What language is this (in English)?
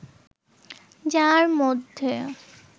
Bangla